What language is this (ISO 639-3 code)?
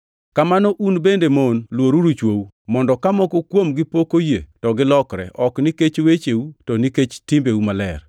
luo